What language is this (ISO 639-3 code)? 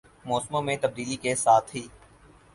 urd